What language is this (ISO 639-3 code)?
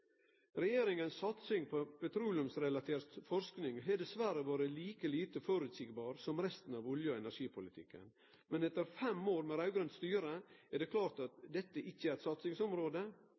nno